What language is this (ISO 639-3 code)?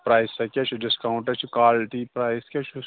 kas